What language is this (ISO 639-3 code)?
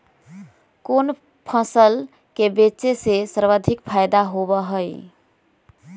mag